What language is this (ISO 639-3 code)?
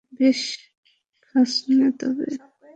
ben